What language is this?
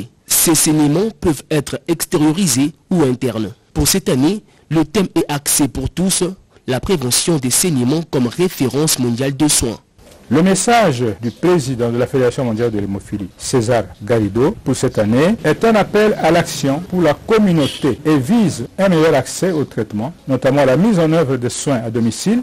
French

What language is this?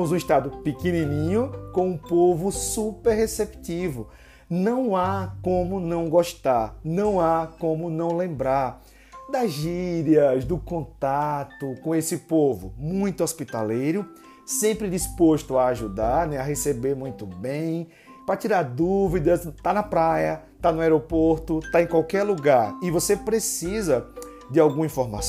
Portuguese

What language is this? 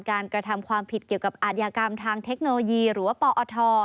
Thai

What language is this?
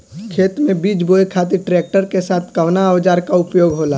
Bhojpuri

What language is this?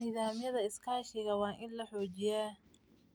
Somali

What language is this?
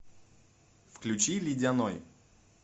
Russian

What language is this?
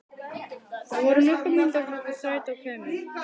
Icelandic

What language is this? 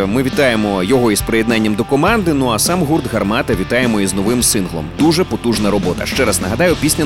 Ukrainian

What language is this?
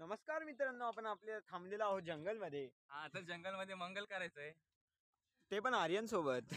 Marathi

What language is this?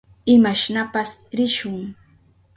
Southern Pastaza Quechua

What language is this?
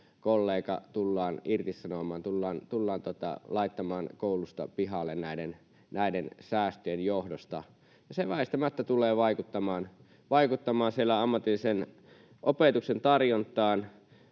Finnish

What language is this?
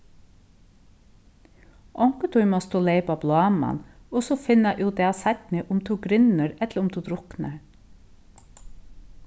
Faroese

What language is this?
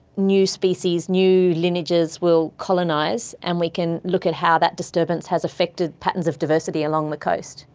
English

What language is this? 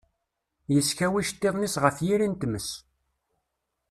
Kabyle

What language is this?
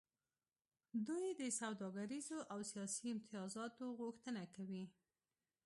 Pashto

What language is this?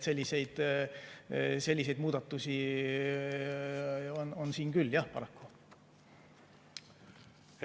Estonian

